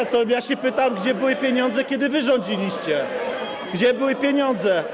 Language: Polish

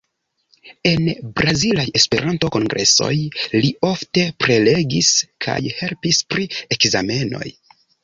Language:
Esperanto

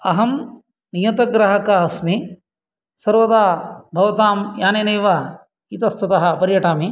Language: Sanskrit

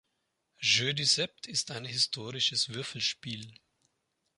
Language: German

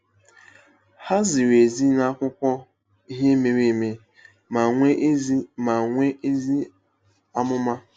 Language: Igbo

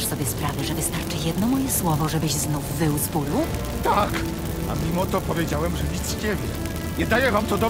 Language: Polish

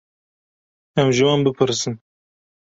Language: Kurdish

